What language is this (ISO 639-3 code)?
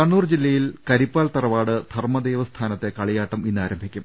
mal